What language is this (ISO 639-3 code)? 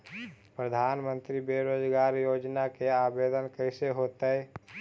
mag